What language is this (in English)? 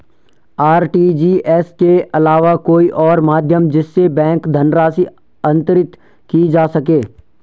Hindi